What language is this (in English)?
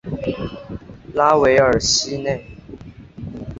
Chinese